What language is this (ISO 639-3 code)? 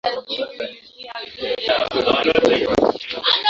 swa